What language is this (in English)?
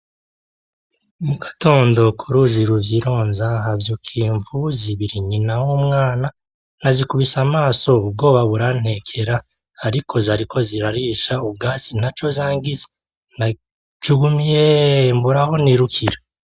Rundi